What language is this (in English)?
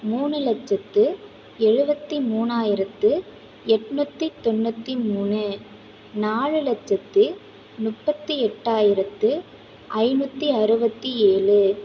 Tamil